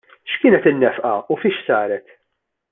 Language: Maltese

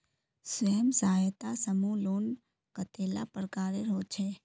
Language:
Magahi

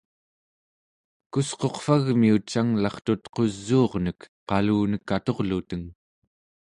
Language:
Central Yupik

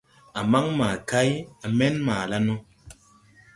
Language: Tupuri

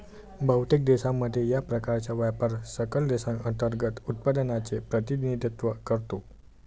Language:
Marathi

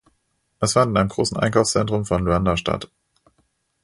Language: German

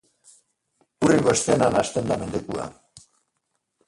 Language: Basque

